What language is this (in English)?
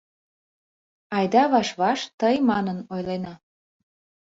Mari